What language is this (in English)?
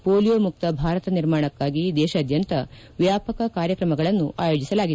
Kannada